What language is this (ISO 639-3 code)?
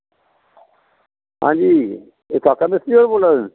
doi